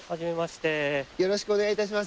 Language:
Japanese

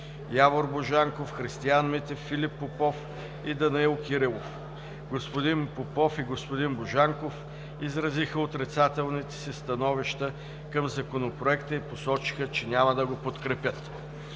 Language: Bulgarian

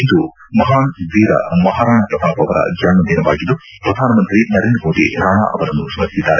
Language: Kannada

